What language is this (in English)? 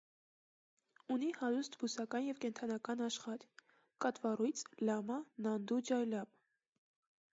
Armenian